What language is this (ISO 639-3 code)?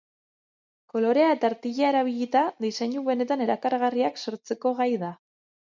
eus